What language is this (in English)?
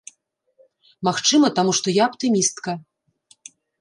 Belarusian